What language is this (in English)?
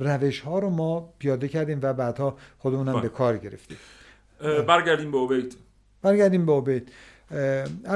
Persian